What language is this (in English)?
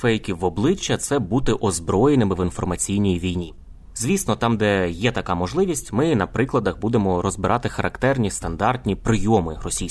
Ukrainian